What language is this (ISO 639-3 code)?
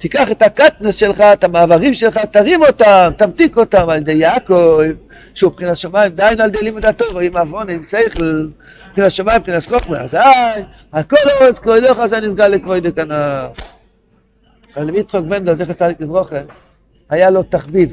heb